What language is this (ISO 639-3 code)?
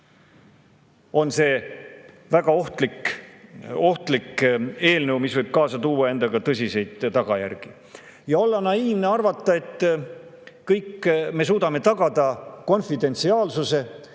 est